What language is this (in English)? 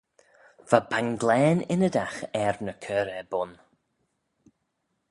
Manx